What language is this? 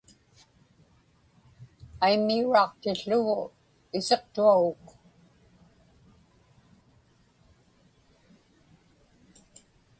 Inupiaq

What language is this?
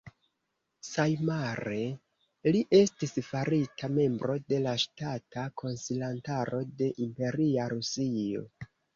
Esperanto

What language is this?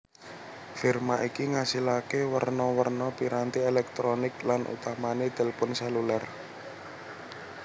Javanese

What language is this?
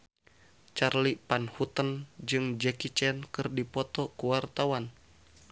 Sundanese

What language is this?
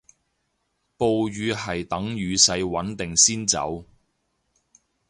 Cantonese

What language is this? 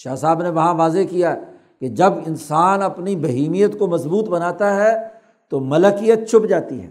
Urdu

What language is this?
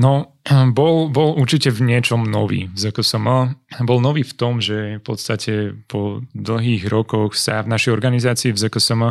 Slovak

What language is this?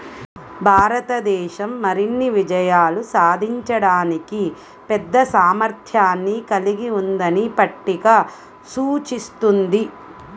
Telugu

